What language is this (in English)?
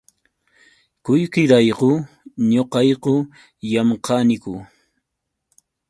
Yauyos Quechua